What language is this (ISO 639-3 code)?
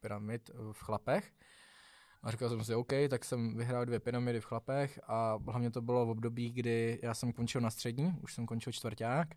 ces